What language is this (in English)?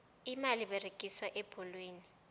South Ndebele